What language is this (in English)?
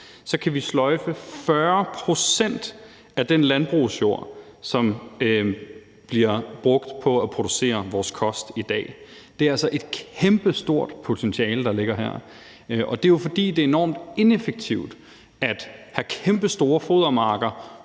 Danish